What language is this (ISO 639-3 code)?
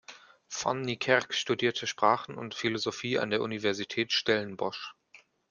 deu